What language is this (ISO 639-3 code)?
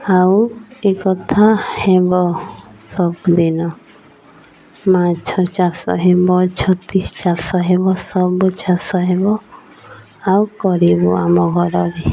ori